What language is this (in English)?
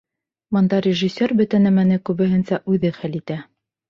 Bashkir